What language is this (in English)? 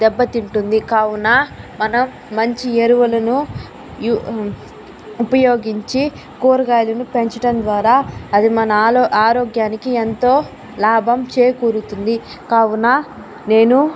Telugu